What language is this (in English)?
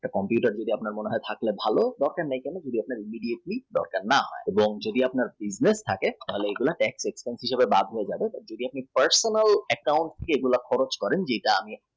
Bangla